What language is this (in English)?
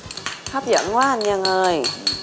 Vietnamese